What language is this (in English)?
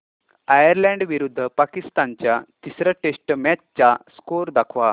Marathi